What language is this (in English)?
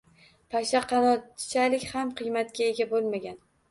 Uzbek